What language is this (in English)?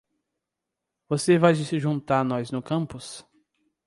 Portuguese